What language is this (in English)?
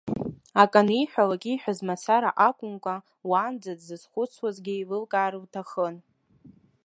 Abkhazian